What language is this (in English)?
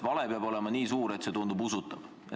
Estonian